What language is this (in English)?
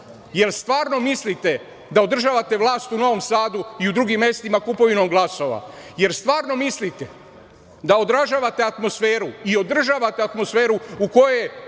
Serbian